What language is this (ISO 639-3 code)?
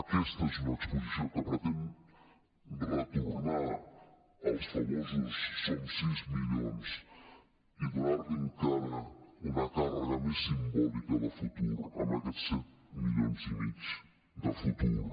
cat